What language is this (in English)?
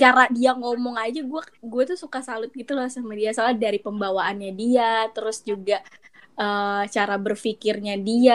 Indonesian